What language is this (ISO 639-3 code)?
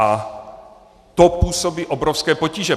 ces